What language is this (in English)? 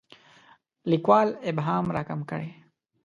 Pashto